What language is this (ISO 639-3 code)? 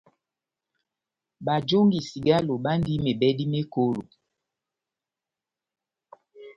bnm